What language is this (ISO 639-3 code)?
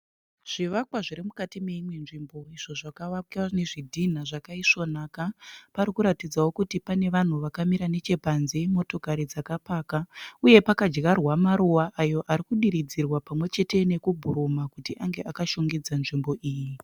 sna